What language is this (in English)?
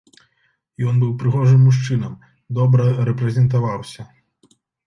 Belarusian